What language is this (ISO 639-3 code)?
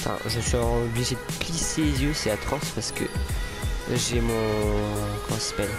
fra